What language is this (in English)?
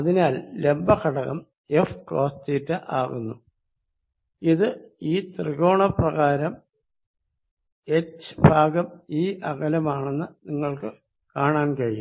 Malayalam